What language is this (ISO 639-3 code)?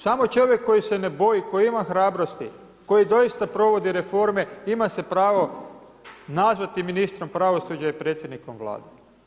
hrv